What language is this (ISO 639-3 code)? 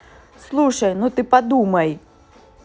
rus